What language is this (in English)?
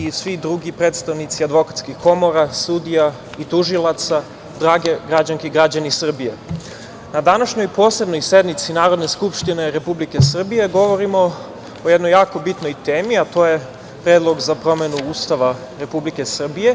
Serbian